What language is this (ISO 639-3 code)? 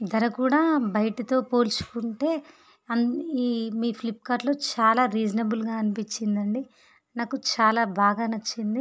tel